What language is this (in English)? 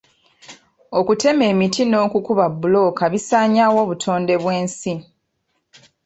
Ganda